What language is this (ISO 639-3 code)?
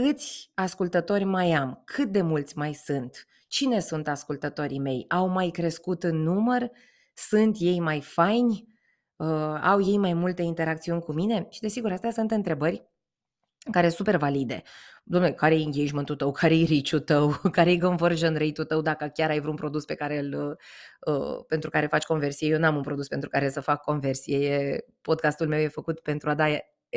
ron